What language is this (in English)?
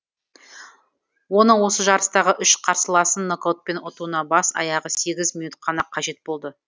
Kazakh